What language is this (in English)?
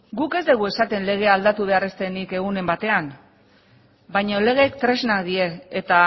Basque